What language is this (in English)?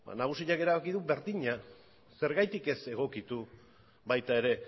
Basque